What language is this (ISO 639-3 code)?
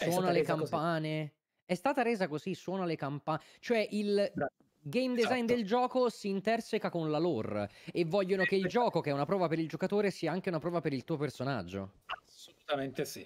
ita